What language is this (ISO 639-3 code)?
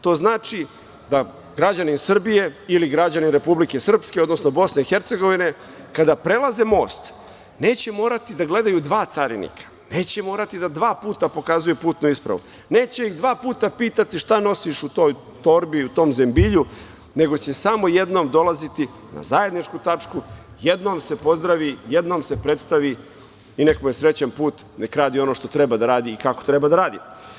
srp